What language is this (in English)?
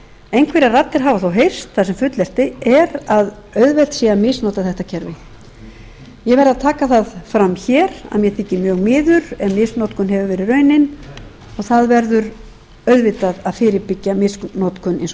Icelandic